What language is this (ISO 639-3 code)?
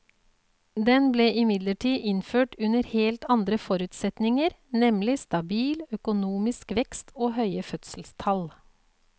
nor